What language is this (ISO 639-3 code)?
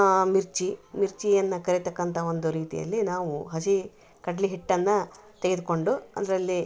kan